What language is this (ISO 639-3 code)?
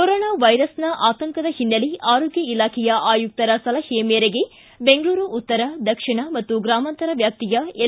kan